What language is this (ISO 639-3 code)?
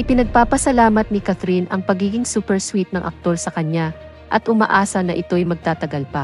fil